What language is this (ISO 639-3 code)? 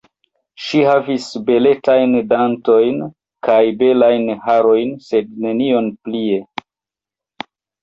epo